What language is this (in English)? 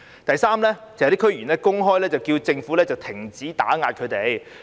Cantonese